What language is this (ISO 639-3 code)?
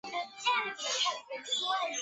zho